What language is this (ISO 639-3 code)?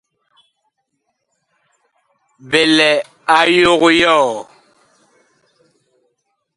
bkh